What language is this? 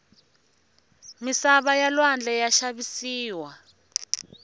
Tsonga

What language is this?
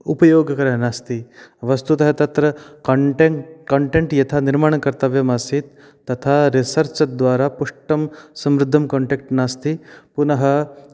Sanskrit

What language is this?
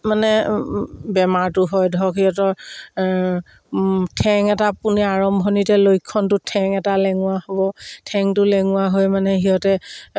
Assamese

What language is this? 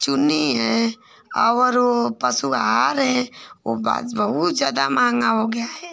Hindi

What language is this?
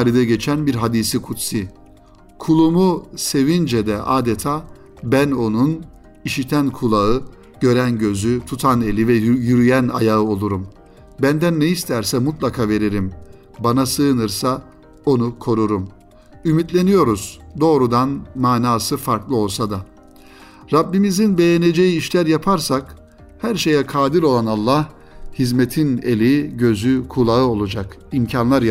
Turkish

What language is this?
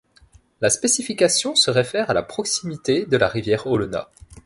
French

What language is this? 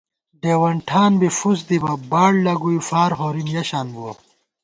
Gawar-Bati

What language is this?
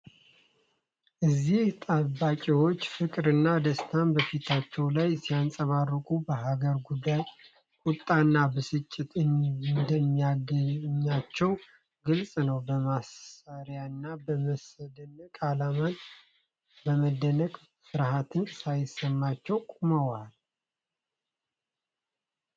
Amharic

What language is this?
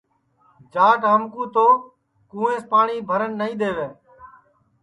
Sansi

